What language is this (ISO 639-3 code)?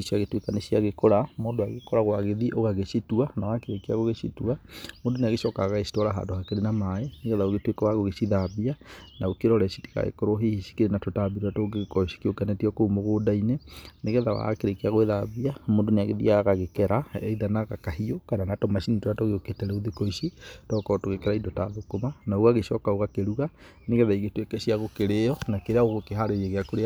kik